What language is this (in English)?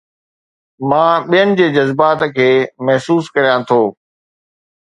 Sindhi